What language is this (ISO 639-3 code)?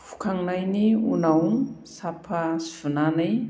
brx